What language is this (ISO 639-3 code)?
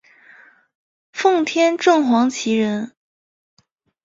zho